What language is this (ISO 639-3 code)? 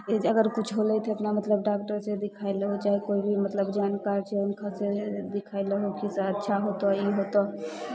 mai